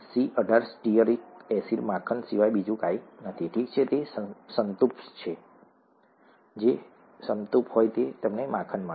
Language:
Gujarati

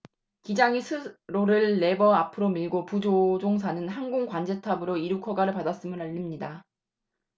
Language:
Korean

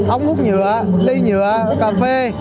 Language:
Vietnamese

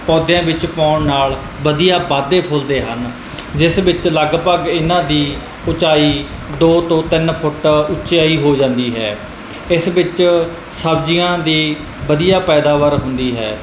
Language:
Punjabi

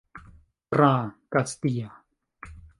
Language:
Esperanto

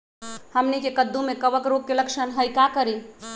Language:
Magahi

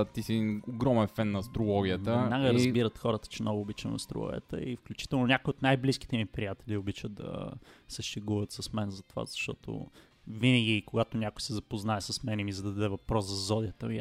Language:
Bulgarian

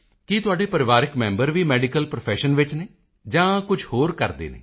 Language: Punjabi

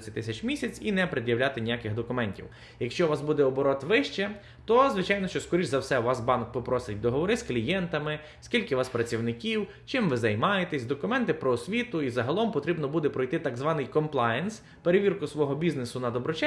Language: Ukrainian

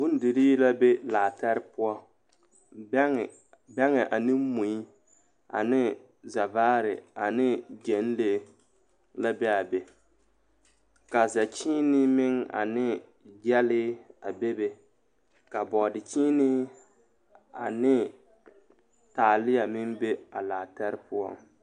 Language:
Southern Dagaare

